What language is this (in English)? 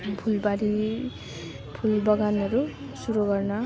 Nepali